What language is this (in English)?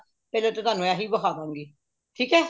Punjabi